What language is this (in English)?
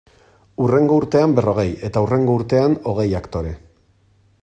Basque